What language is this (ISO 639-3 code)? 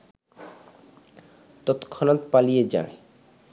ben